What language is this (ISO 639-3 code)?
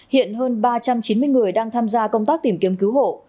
vie